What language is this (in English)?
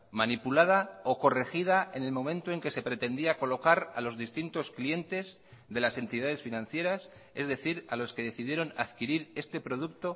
Spanish